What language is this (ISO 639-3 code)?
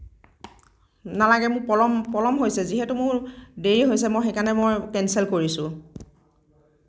asm